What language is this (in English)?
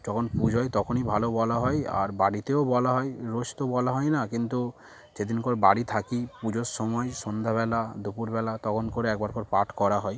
Bangla